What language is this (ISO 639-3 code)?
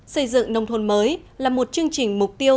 vie